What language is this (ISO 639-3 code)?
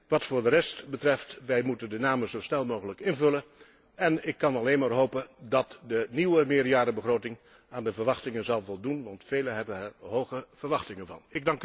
nld